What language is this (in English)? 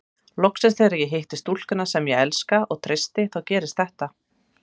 Icelandic